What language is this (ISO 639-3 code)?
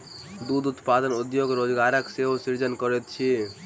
mai